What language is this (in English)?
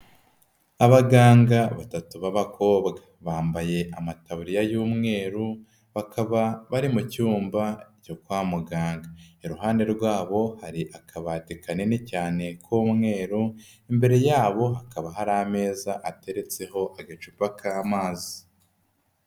Kinyarwanda